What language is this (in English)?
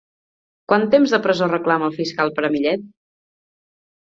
Catalan